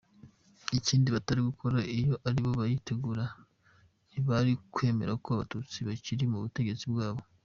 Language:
Kinyarwanda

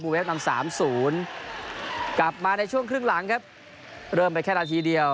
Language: Thai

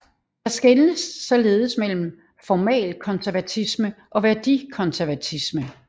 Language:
Danish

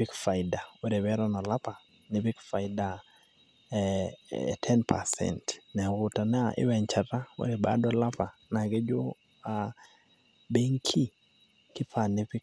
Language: Masai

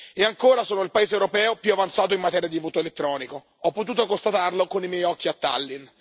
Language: Italian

